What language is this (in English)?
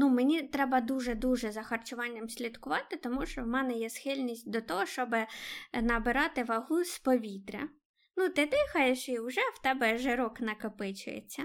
Ukrainian